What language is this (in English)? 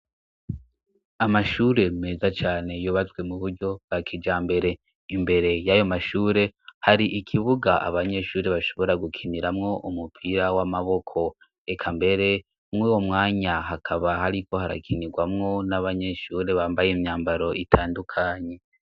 Rundi